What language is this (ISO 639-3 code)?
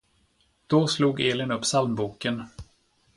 swe